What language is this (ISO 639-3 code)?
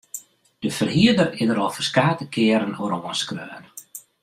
fry